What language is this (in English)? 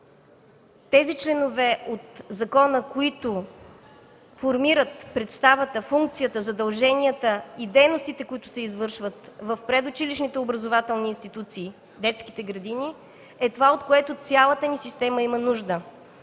Bulgarian